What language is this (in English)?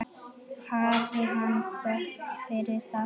Icelandic